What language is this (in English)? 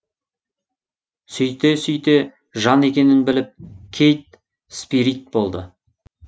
Kazakh